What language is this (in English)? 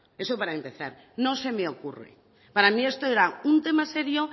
Spanish